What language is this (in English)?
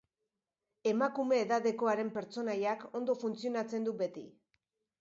Basque